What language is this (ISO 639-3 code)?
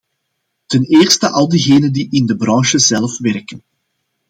nld